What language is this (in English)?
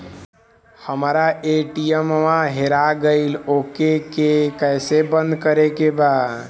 Bhojpuri